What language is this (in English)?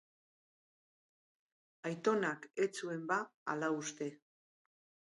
Basque